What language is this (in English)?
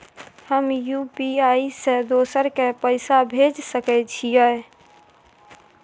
Maithili